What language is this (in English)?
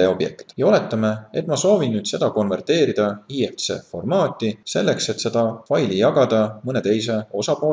Dutch